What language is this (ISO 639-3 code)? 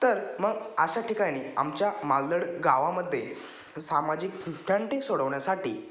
mar